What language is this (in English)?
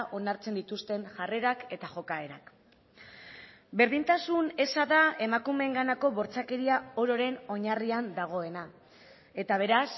Basque